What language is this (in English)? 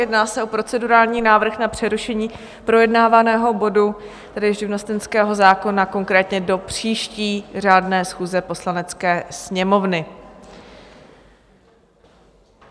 Czech